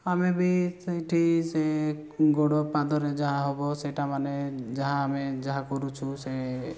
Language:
Odia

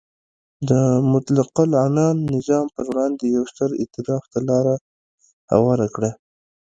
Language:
Pashto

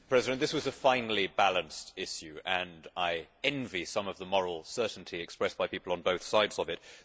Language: English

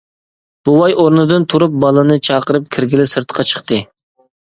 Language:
Uyghur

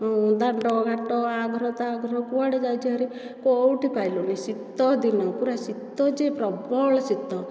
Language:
Odia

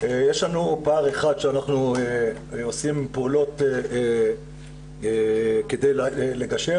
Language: Hebrew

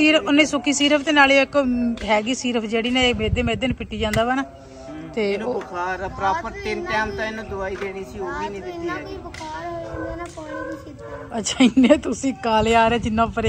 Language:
Punjabi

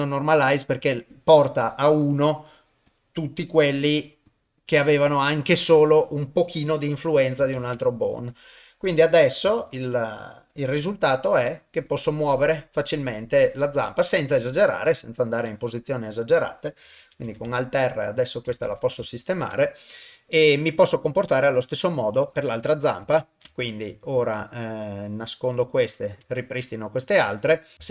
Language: Italian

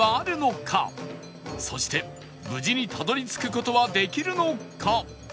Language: Japanese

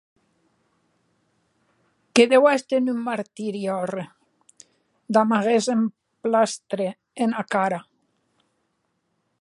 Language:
Occitan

